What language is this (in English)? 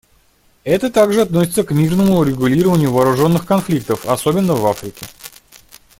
Russian